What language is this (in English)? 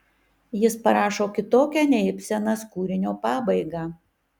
Lithuanian